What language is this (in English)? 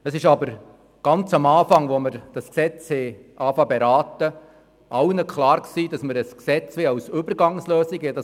Swiss German